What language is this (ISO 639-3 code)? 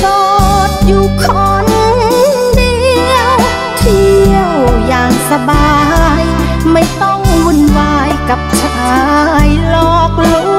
tha